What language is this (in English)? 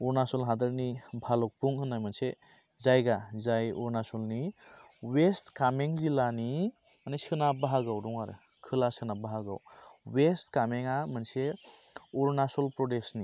Bodo